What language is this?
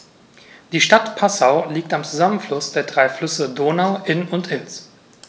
German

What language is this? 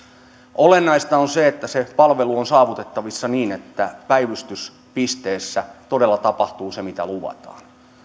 Finnish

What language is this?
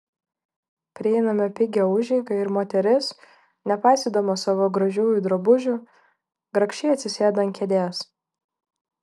Lithuanian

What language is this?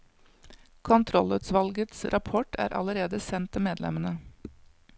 Norwegian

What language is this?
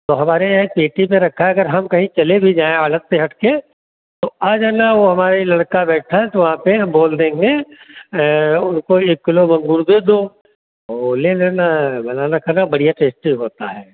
Hindi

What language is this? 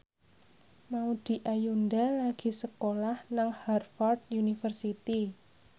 Javanese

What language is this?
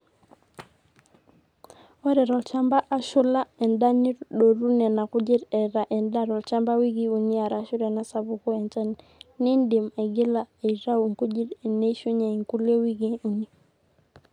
Masai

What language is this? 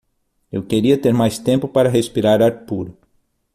Portuguese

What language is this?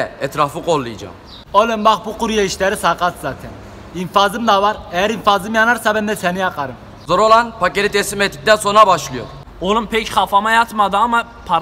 Turkish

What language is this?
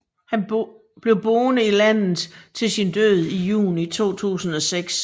Danish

